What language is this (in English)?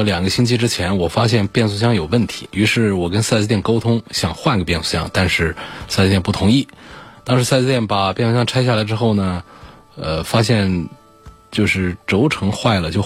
Chinese